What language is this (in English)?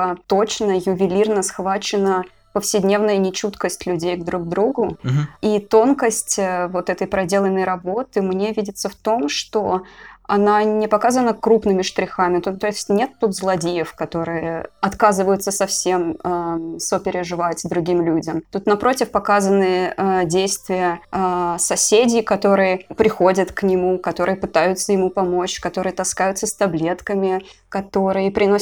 Russian